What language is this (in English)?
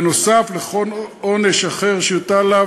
Hebrew